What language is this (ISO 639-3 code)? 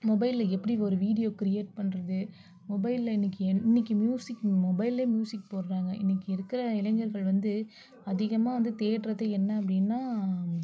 tam